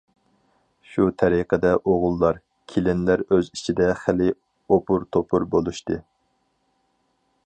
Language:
Uyghur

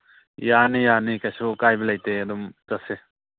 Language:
Manipuri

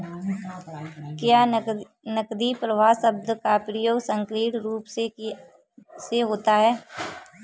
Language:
Hindi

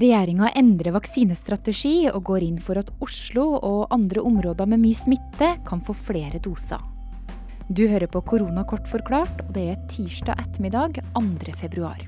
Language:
Danish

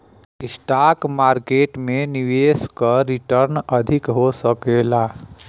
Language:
Bhojpuri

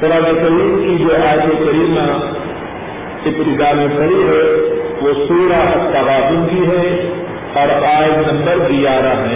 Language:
Urdu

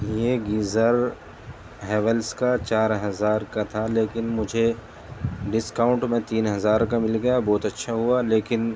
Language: Urdu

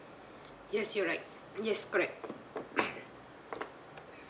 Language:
English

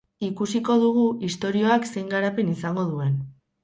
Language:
Basque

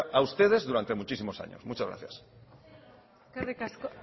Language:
Spanish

